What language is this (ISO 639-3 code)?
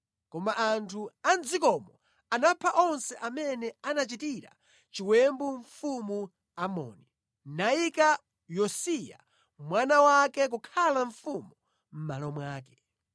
nya